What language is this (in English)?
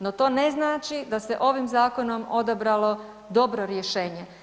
Croatian